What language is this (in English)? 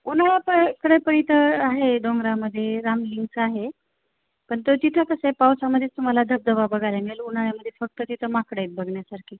Marathi